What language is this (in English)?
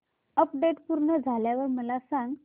Marathi